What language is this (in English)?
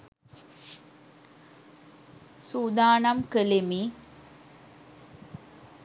Sinhala